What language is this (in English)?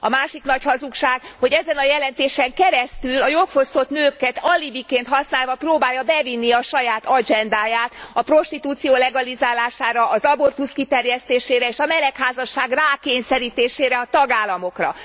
Hungarian